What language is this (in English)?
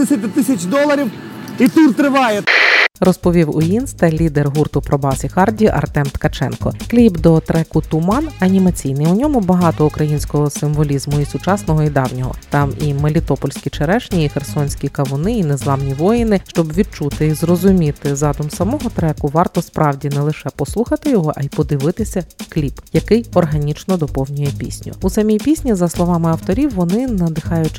Ukrainian